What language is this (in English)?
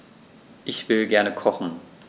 German